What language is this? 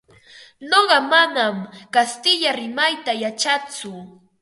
Ambo-Pasco Quechua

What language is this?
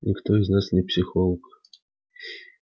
Russian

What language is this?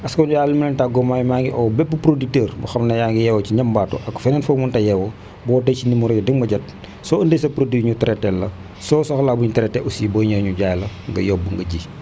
Wolof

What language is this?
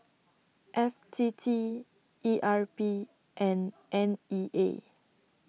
English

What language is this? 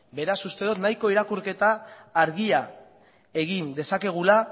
Basque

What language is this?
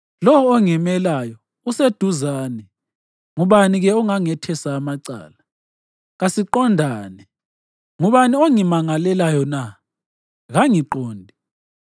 North Ndebele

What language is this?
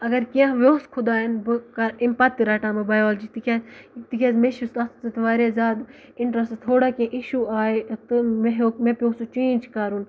Kashmiri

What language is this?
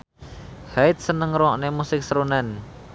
Javanese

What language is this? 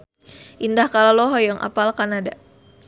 Sundanese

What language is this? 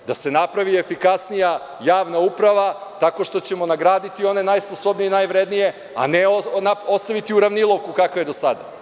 Serbian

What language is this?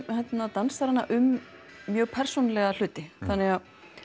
Icelandic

